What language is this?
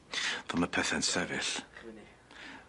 Welsh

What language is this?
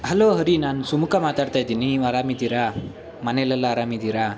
Kannada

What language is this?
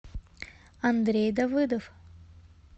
Russian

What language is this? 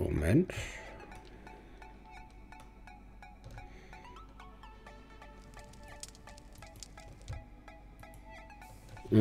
German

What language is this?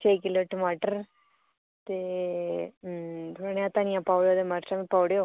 Dogri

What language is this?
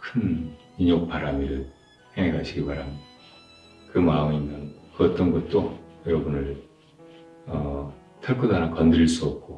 Korean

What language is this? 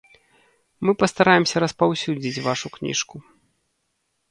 Belarusian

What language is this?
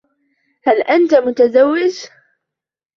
Arabic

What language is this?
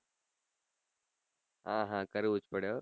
Gujarati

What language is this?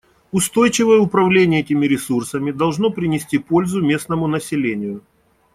Russian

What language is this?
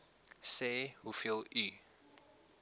Afrikaans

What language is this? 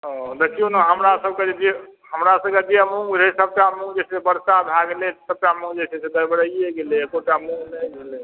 Maithili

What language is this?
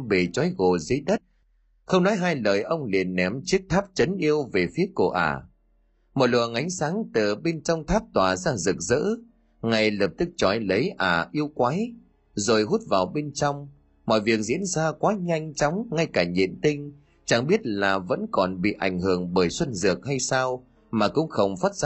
Vietnamese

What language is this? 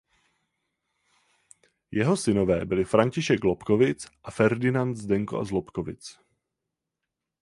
Czech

